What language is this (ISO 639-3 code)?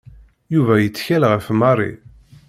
kab